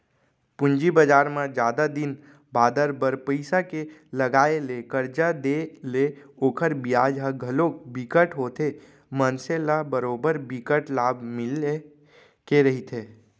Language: Chhattisgarhi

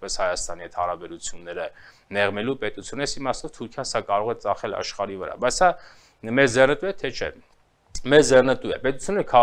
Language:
Romanian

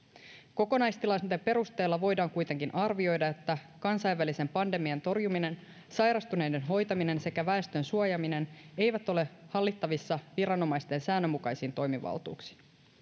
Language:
Finnish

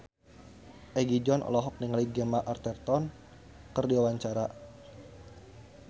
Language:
Sundanese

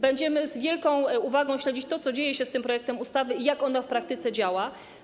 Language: Polish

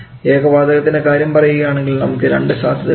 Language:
Malayalam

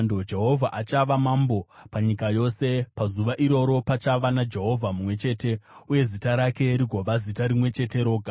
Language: Shona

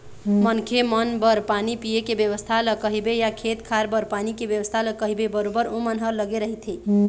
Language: Chhattisgarhi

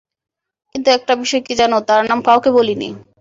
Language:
Bangla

